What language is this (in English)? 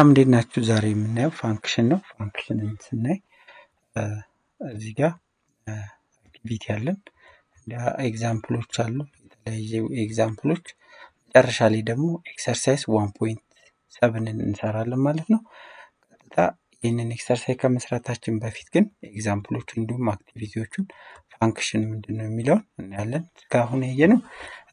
Arabic